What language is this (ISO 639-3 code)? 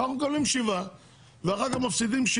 heb